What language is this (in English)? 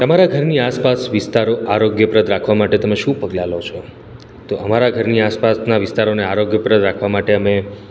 Gujarati